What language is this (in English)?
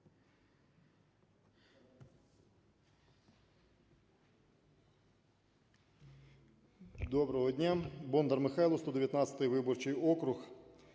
Ukrainian